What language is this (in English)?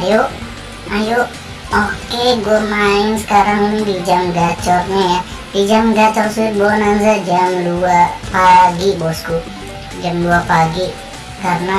Indonesian